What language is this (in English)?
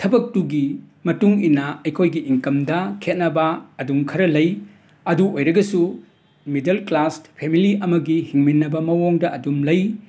Manipuri